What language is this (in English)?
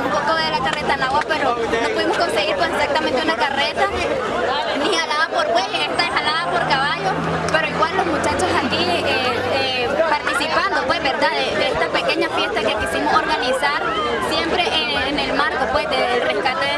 Spanish